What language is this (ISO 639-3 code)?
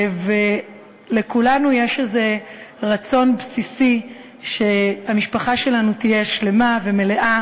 heb